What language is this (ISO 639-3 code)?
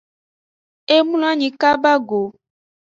ajg